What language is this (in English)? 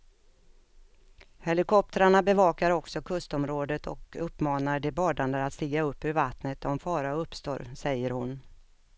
Swedish